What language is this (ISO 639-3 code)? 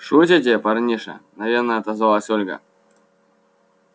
rus